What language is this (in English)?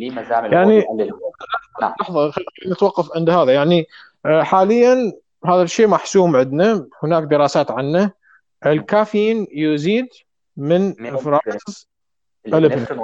Arabic